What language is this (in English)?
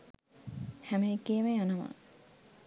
Sinhala